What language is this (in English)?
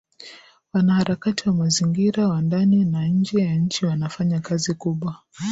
Swahili